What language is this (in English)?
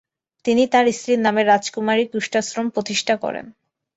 Bangla